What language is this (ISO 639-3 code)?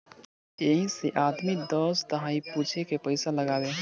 bho